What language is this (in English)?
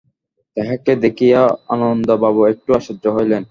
Bangla